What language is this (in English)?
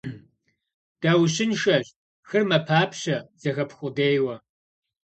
Kabardian